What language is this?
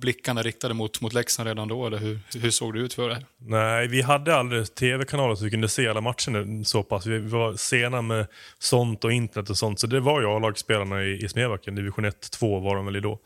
Swedish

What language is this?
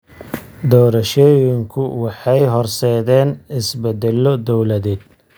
Somali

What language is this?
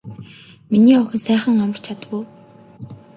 Mongolian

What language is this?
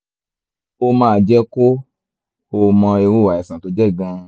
Yoruba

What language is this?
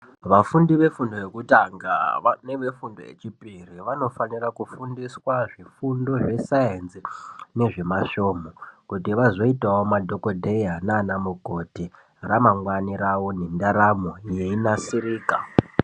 Ndau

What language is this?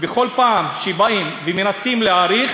Hebrew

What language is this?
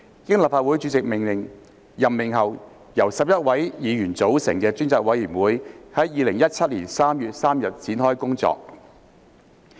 Cantonese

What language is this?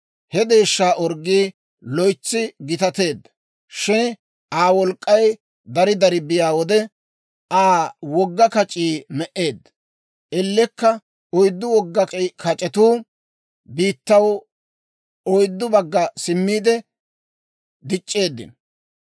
Dawro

